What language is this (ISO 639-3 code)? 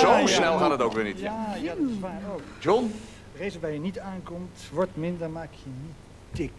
nld